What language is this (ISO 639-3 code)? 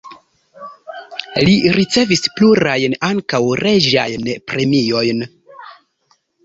epo